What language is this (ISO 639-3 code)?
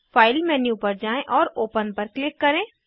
hin